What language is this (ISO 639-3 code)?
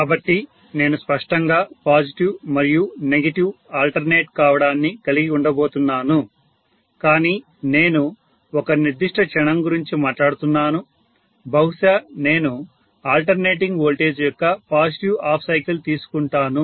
tel